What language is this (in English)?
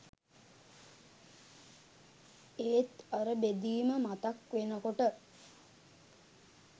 Sinhala